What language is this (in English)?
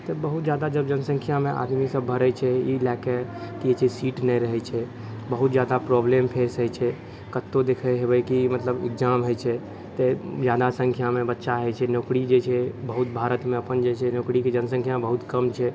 Maithili